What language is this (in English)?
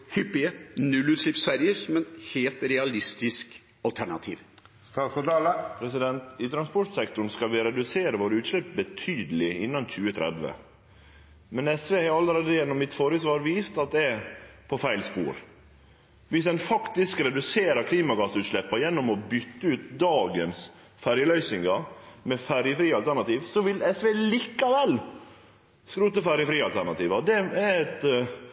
Norwegian Nynorsk